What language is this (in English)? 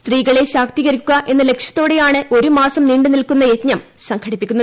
Malayalam